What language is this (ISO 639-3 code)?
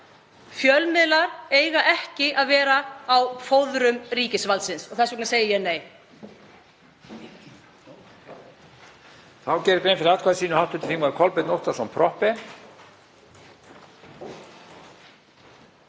isl